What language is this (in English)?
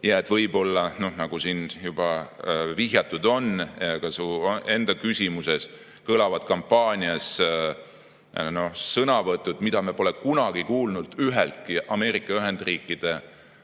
Estonian